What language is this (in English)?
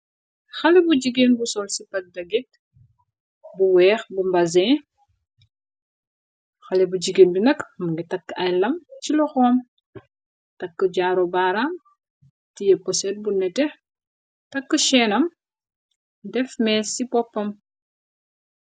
Wolof